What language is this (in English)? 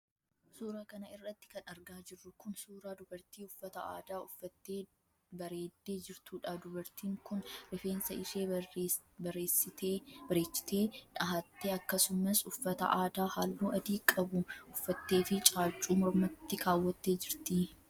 Oromo